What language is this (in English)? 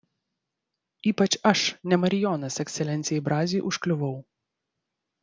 Lithuanian